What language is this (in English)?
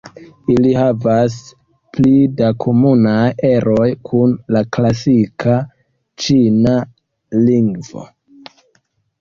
Esperanto